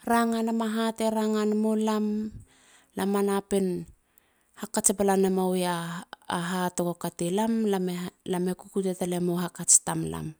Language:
Halia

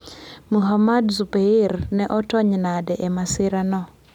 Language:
Luo (Kenya and Tanzania)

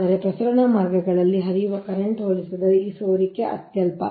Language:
Kannada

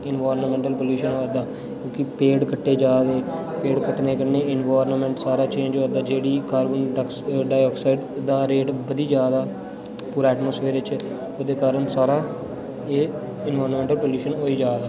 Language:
Dogri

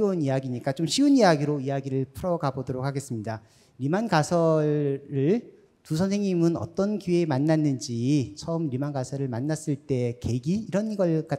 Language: Korean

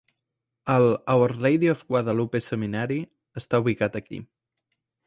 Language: Catalan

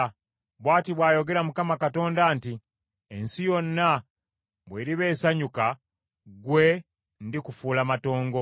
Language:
Ganda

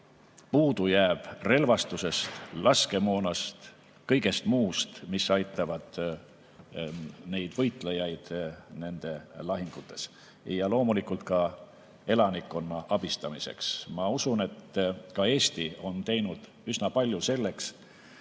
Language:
Estonian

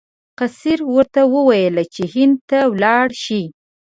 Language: Pashto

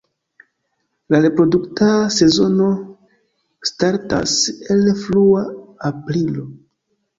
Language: Esperanto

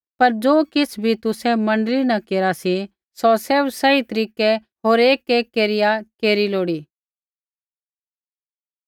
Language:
Kullu Pahari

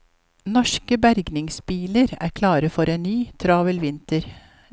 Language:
Norwegian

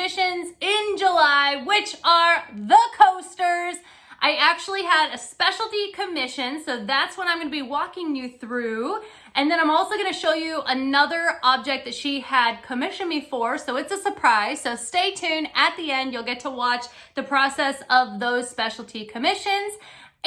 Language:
English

